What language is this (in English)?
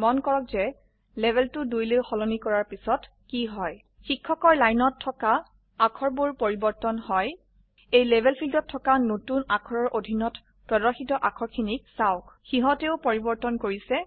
Assamese